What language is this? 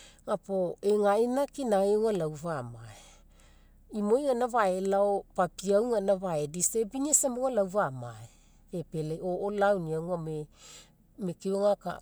Mekeo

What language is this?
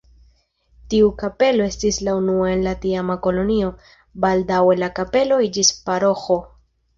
Esperanto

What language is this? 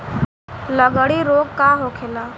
Bhojpuri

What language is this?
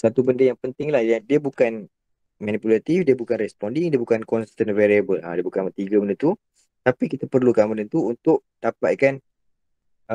Malay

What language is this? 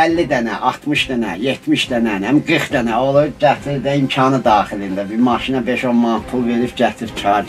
Turkish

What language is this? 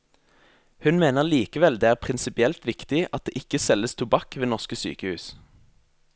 Norwegian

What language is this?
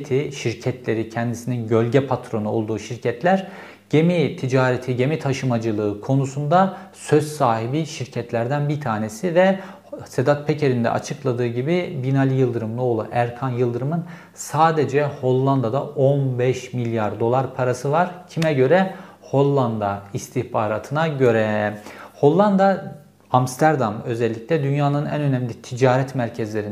Turkish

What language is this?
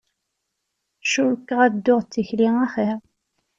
Kabyle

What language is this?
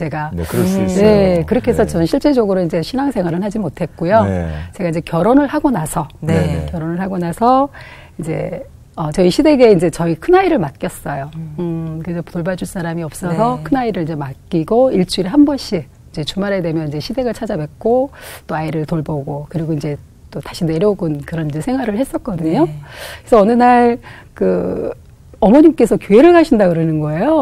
Korean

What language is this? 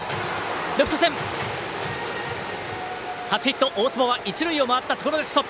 Japanese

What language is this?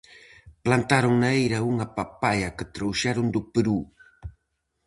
Galician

